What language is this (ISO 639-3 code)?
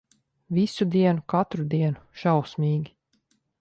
lav